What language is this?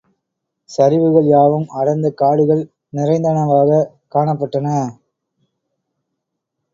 Tamil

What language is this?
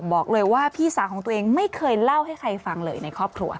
Thai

